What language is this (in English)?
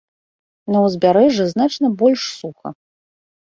Belarusian